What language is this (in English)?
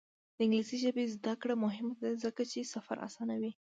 Pashto